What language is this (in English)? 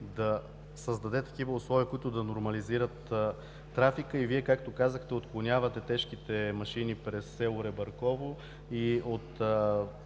Bulgarian